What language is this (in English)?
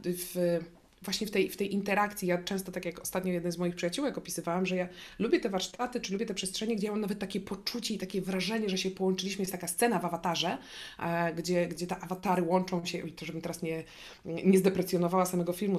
Polish